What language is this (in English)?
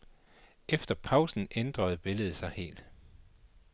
Danish